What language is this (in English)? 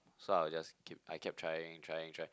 English